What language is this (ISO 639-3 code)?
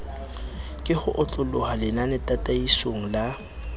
sot